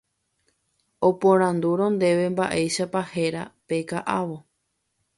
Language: Guarani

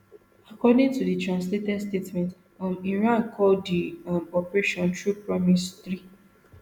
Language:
Nigerian Pidgin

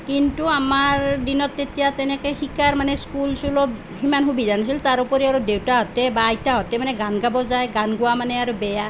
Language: Assamese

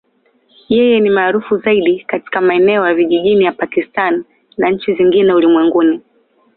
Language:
Swahili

